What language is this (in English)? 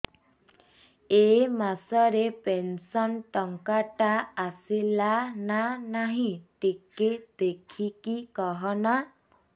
Odia